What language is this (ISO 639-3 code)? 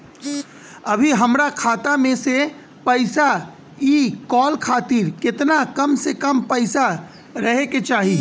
bho